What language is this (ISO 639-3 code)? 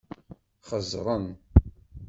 kab